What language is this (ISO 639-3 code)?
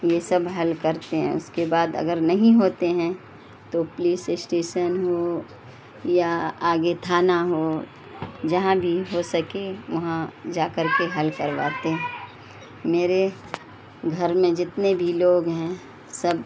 urd